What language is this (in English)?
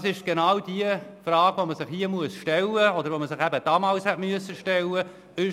Swiss German